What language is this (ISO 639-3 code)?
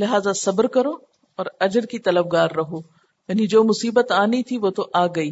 urd